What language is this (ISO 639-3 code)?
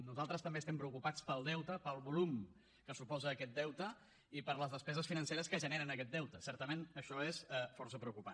cat